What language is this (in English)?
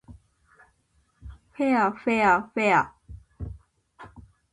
Japanese